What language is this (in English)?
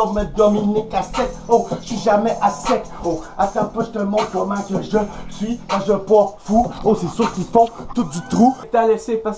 French